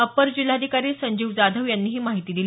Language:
Marathi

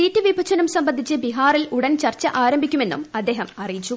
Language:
Malayalam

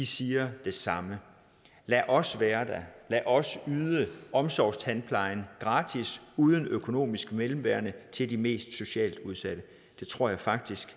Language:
Danish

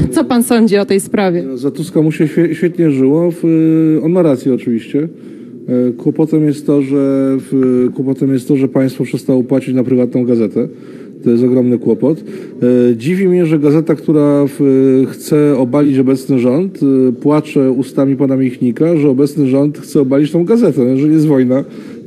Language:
Polish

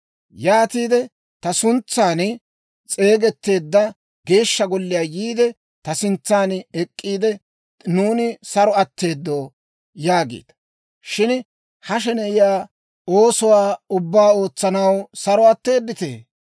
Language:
Dawro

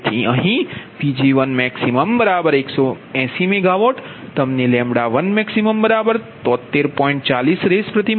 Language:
Gujarati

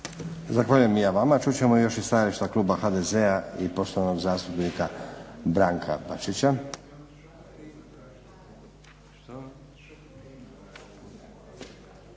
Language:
Croatian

